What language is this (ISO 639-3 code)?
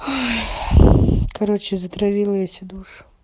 rus